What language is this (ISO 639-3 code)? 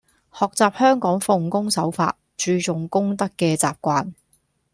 yue